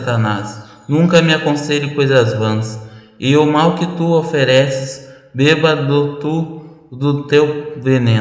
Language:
Portuguese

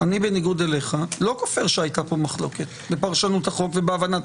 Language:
Hebrew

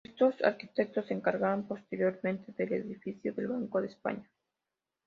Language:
Spanish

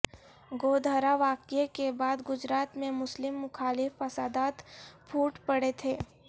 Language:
Urdu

